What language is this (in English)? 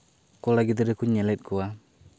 Santali